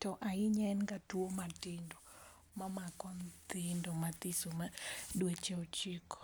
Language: Luo (Kenya and Tanzania)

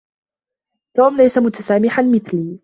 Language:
Arabic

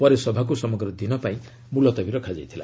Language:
Odia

